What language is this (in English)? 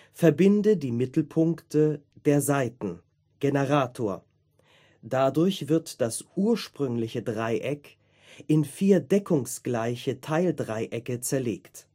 German